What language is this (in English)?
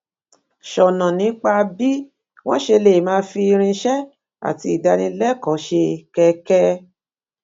Yoruba